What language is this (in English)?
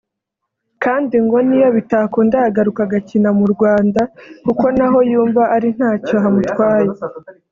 Kinyarwanda